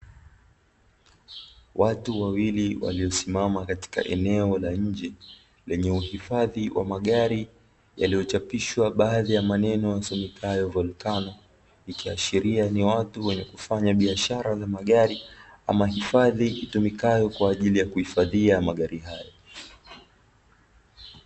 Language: Swahili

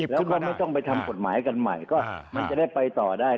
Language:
Thai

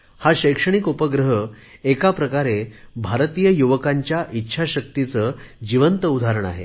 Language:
Marathi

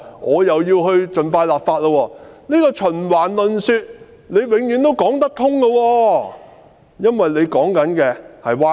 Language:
Cantonese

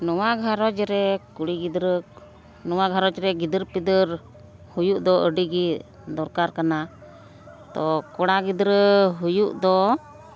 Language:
Santali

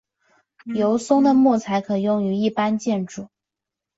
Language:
Chinese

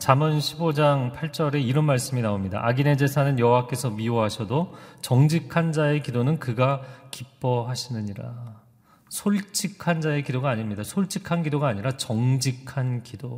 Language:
Korean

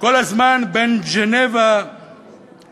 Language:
Hebrew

